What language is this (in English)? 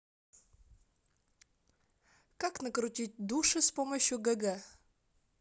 Russian